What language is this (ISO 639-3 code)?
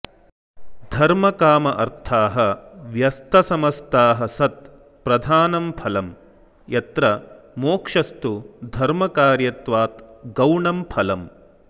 san